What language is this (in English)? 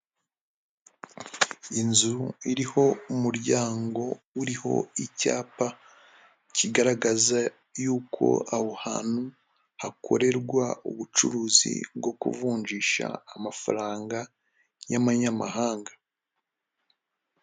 Kinyarwanda